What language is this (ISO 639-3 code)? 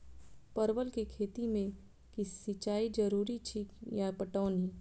mai